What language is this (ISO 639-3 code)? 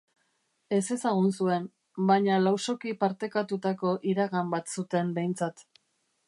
eus